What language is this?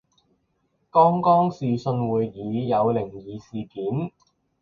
Chinese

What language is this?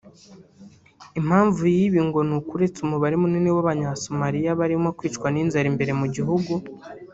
Kinyarwanda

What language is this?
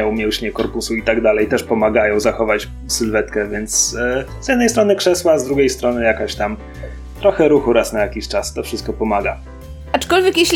Polish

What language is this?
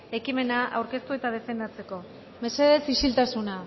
Basque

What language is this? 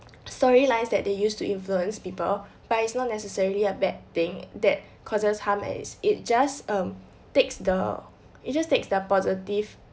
English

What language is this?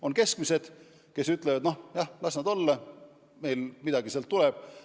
Estonian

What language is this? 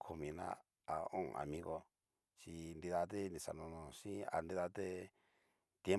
Cacaloxtepec Mixtec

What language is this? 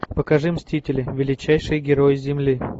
Russian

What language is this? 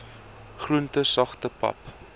Afrikaans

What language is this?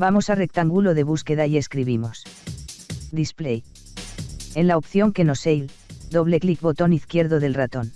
Spanish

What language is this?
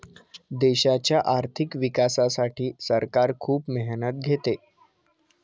Marathi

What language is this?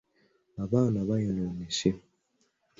Ganda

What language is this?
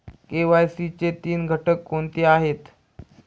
Marathi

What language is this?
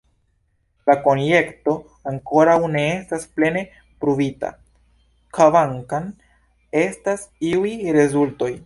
Esperanto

